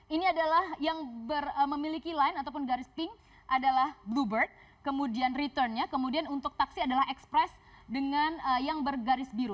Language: Indonesian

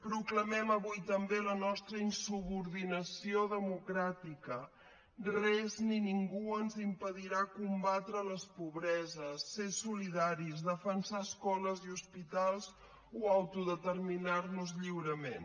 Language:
Catalan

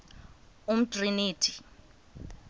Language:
Xhosa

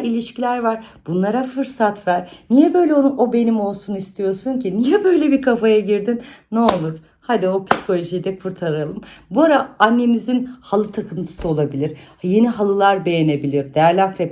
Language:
Turkish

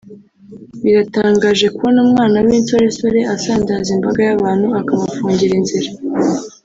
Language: Kinyarwanda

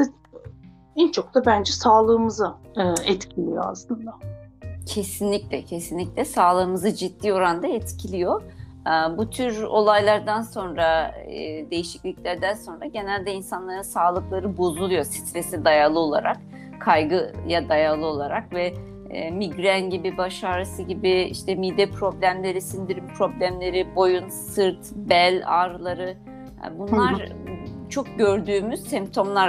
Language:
Turkish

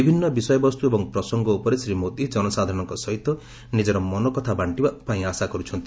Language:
Odia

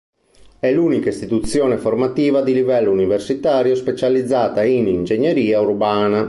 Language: Italian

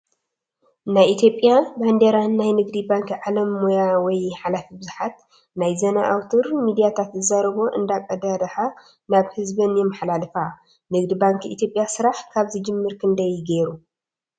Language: Tigrinya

